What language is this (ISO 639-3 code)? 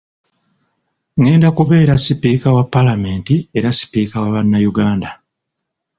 lug